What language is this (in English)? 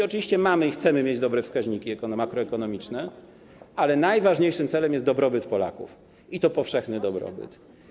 Polish